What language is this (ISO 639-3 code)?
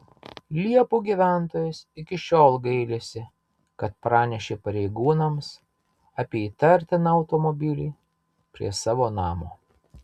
lit